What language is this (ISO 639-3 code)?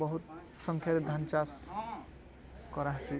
ori